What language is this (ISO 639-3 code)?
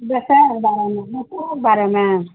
mai